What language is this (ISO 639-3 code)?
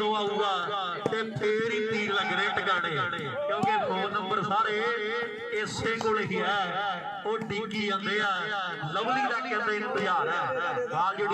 hin